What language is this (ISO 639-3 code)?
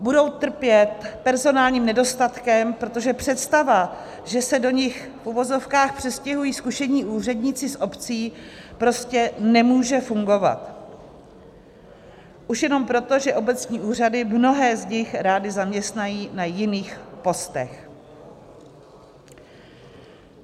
ces